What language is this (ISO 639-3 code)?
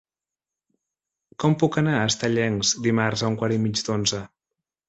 cat